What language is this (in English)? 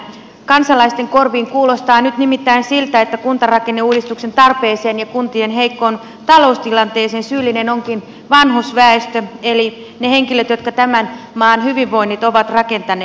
Finnish